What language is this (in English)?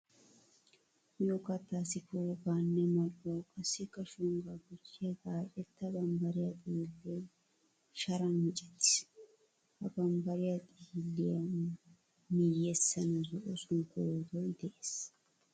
Wolaytta